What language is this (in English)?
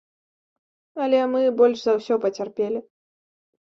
Belarusian